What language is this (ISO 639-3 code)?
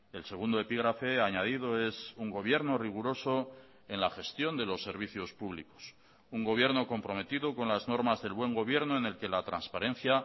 spa